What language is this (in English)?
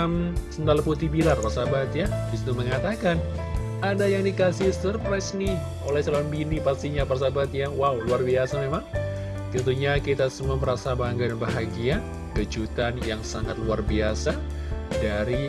Indonesian